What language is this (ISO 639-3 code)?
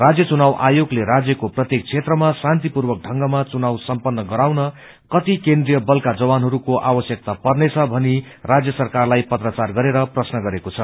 nep